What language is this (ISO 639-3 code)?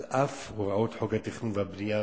heb